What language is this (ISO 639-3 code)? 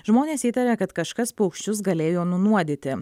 lit